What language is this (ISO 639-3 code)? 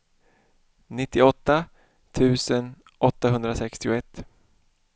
swe